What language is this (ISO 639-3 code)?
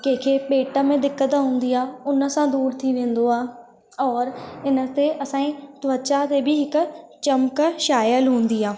snd